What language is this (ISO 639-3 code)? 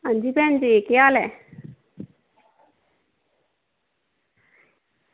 doi